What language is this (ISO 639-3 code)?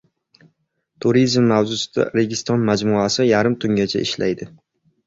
uzb